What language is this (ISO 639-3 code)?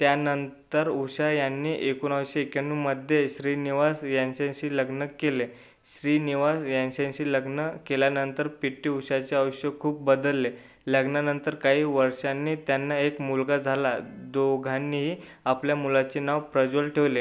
mar